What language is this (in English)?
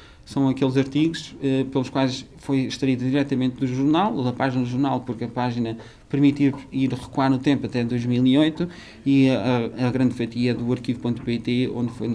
Portuguese